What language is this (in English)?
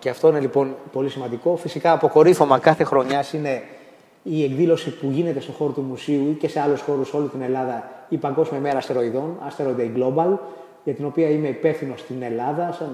Greek